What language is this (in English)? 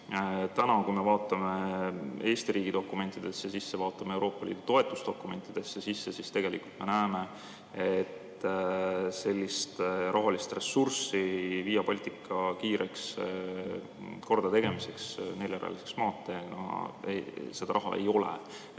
Estonian